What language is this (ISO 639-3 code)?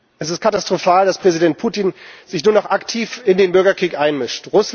deu